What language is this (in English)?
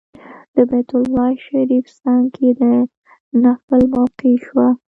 Pashto